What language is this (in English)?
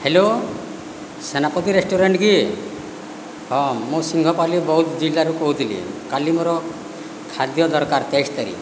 Odia